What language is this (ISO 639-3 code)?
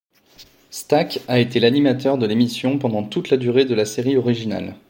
fra